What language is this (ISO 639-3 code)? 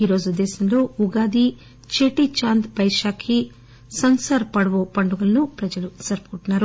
tel